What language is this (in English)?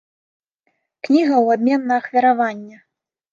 Belarusian